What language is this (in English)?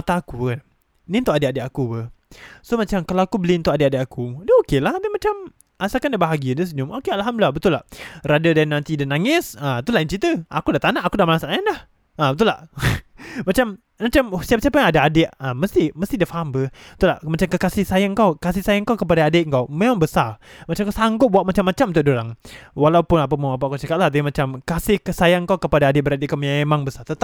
Malay